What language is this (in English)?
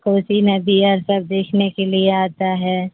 Urdu